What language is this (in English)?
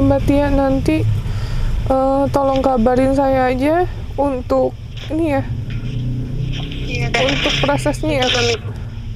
Indonesian